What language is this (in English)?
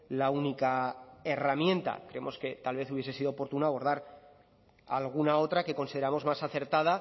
Spanish